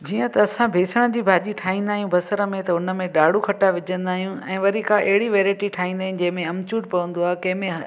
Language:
Sindhi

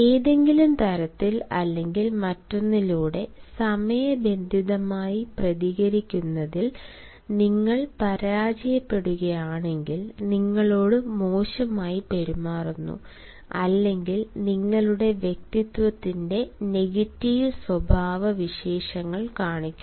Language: Malayalam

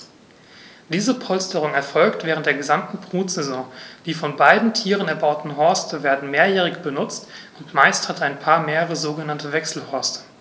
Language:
German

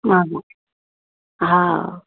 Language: Maithili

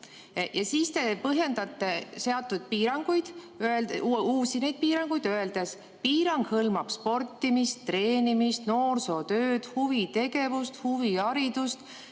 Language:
Estonian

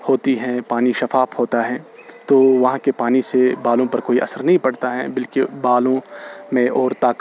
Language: Urdu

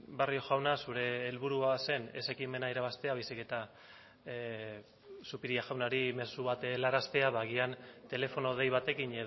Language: Basque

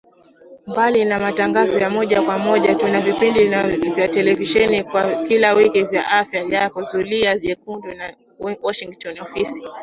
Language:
Swahili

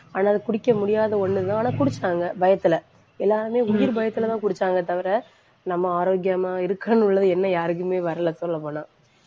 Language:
Tamil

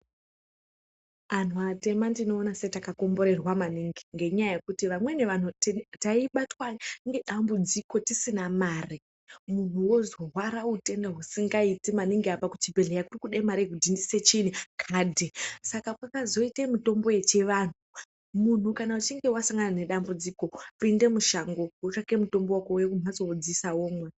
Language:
Ndau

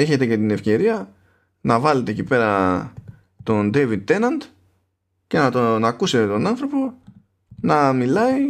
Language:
Greek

